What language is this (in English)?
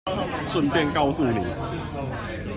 Chinese